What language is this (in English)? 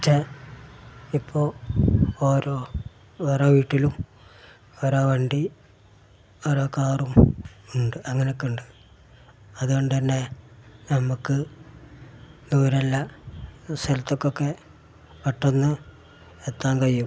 Malayalam